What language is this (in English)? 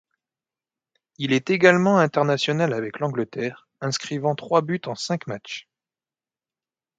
French